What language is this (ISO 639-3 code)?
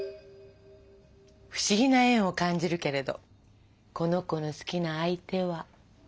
jpn